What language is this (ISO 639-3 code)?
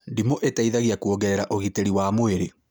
kik